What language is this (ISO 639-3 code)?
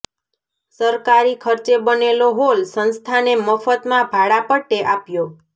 guj